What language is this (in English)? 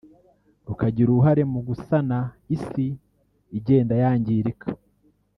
Kinyarwanda